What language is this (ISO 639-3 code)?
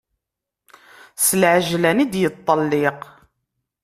kab